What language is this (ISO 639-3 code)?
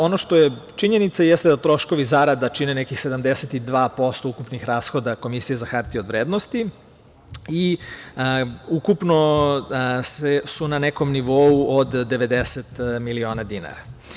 srp